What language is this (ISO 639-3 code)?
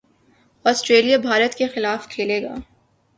urd